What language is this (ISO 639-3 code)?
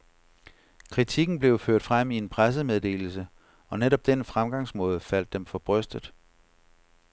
dan